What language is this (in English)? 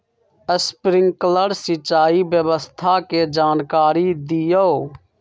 Magahi